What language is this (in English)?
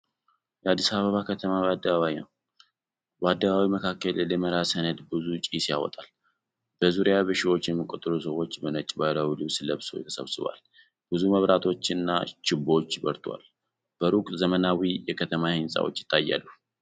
Amharic